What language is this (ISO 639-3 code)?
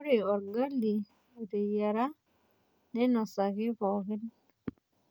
mas